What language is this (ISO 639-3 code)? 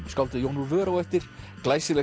isl